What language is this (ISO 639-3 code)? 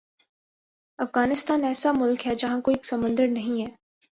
urd